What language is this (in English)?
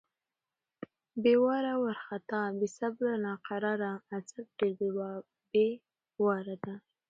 Pashto